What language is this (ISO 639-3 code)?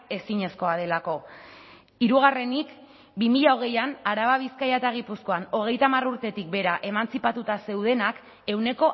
eus